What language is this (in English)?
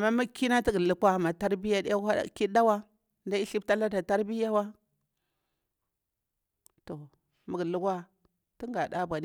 Bura-Pabir